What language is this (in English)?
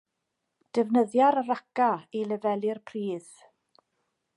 Welsh